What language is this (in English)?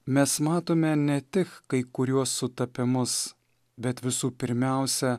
Lithuanian